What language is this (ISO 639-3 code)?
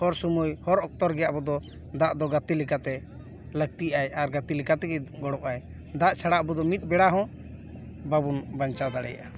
sat